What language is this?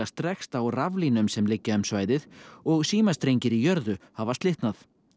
Icelandic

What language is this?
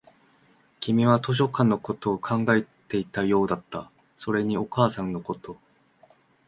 Japanese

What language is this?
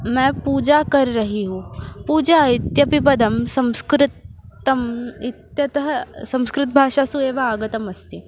Sanskrit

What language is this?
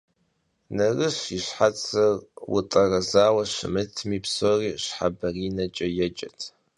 Kabardian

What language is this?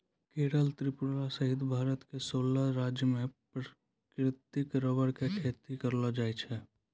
Maithili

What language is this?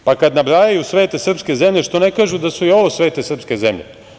Serbian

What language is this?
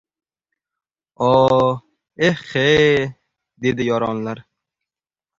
Uzbek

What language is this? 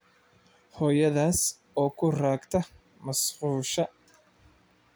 Somali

